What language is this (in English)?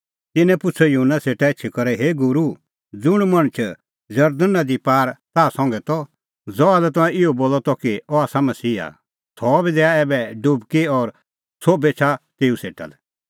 Kullu Pahari